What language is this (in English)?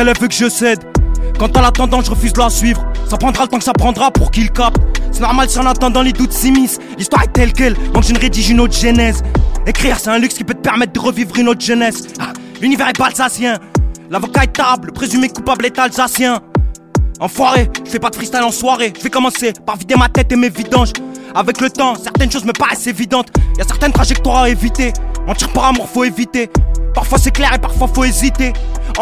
French